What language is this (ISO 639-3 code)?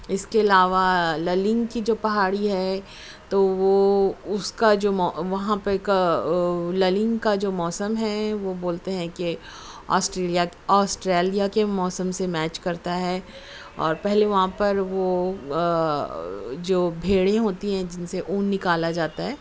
urd